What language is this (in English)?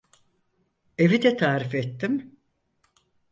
Turkish